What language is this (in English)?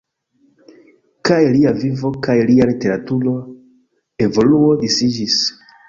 Esperanto